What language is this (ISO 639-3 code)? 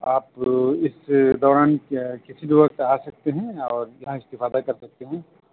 urd